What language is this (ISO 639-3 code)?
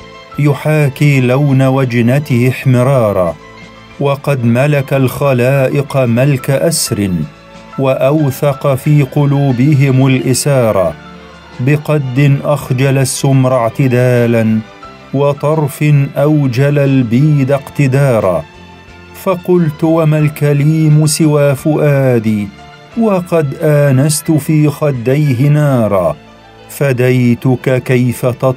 ara